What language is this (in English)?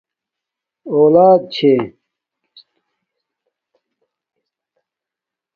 Domaaki